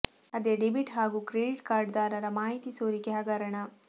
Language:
Kannada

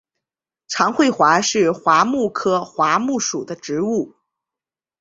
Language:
Chinese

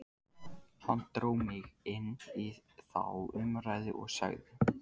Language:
Icelandic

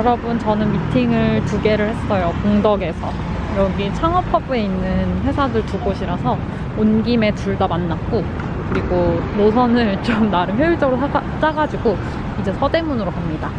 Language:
Korean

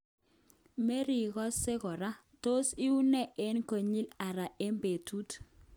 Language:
Kalenjin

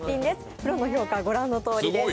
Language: Japanese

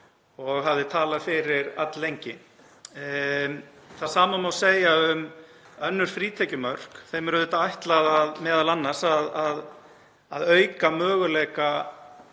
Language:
Icelandic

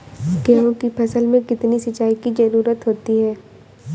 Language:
Hindi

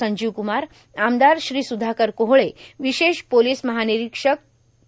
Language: Marathi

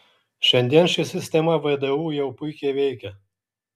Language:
Lithuanian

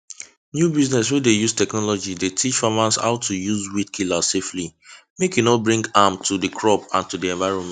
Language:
Nigerian Pidgin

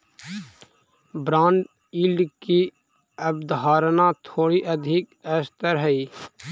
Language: Magahi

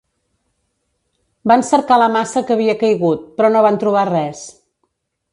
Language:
Catalan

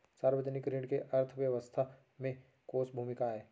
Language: Chhattisgarhi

